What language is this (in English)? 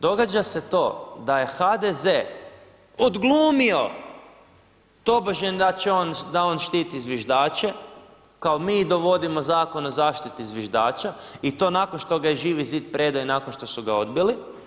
Croatian